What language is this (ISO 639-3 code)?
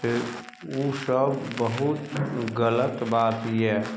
mai